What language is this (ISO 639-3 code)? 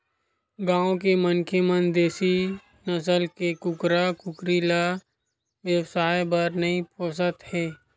hne